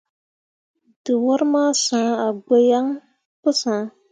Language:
Mundang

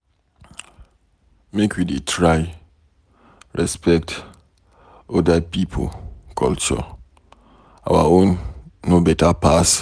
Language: Nigerian Pidgin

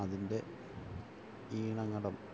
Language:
Malayalam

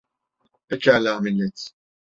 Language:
Turkish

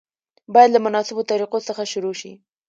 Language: Pashto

